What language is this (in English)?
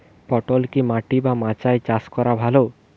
Bangla